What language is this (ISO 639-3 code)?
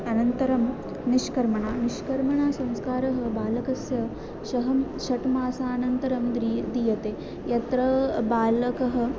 san